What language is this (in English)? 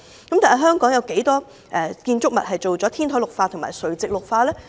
Cantonese